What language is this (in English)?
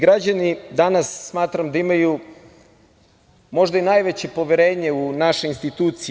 Serbian